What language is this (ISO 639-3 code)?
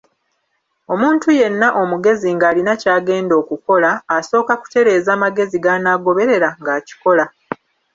lug